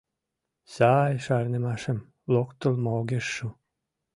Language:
Mari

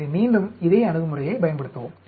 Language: Tamil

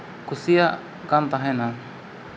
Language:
Santali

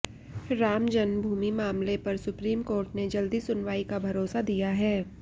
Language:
Hindi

